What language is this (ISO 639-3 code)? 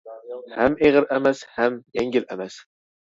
uig